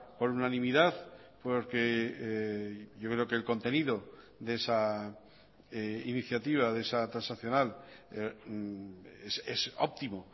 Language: Spanish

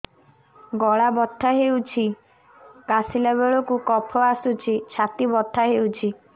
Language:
Odia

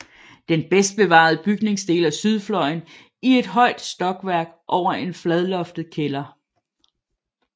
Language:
Danish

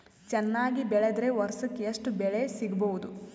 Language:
Kannada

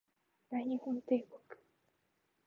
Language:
Japanese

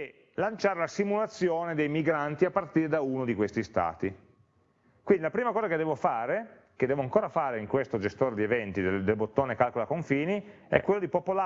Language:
Italian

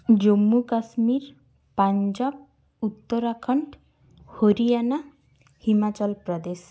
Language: Santali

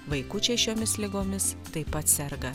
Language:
Lithuanian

